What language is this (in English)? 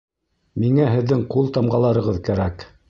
Bashkir